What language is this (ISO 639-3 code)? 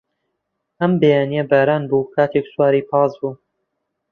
ckb